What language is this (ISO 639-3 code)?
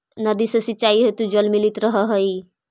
mag